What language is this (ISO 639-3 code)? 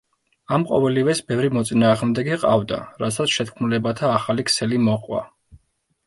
kat